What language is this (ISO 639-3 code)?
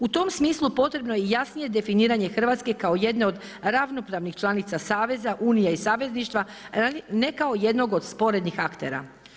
hrv